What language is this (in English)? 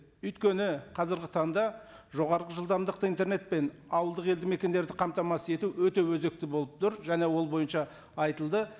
Kazakh